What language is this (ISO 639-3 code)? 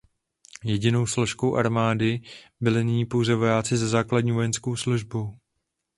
ces